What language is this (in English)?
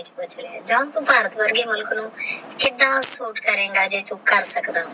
Punjabi